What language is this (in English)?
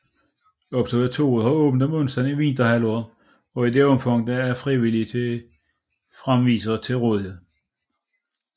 Danish